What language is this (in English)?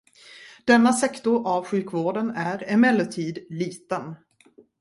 Swedish